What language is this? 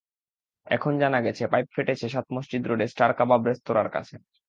Bangla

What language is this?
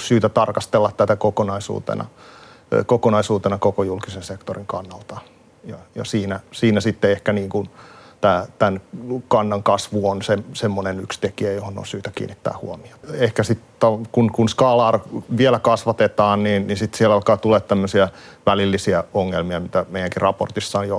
Finnish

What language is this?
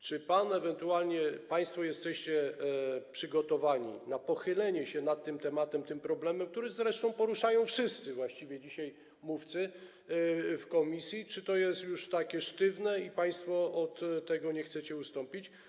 Polish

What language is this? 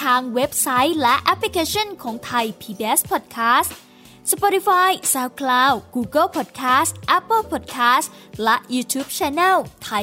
Thai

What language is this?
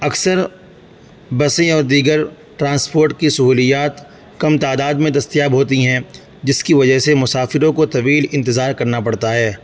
Urdu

